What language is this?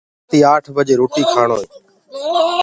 Gurgula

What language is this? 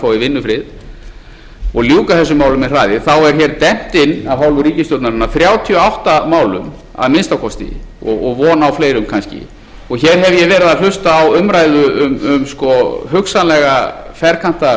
Icelandic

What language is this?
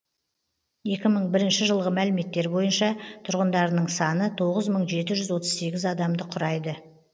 Kazakh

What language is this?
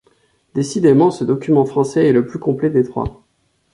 French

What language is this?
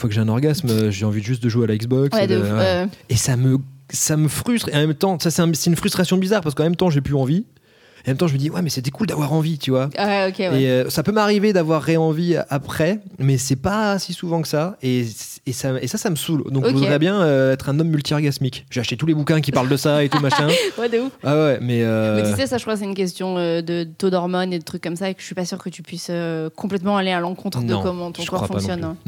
French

